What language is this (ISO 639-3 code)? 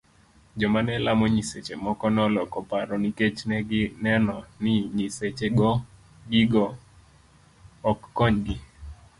luo